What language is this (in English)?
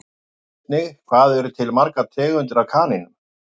Icelandic